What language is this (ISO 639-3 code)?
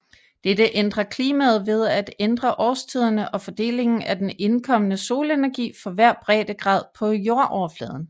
dan